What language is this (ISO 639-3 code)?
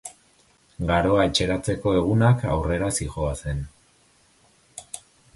eus